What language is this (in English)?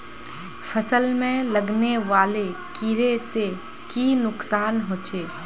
Magahi